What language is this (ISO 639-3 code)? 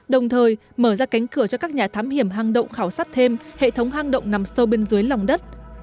vie